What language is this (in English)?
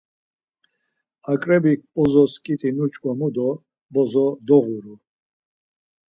Laz